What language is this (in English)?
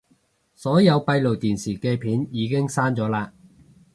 Cantonese